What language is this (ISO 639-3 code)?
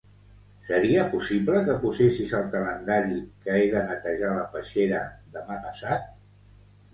cat